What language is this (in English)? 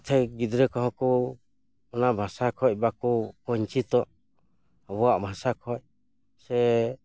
Santali